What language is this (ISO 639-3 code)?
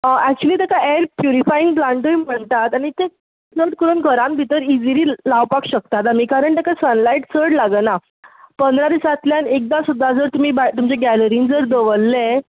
kok